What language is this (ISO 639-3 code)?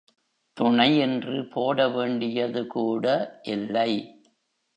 tam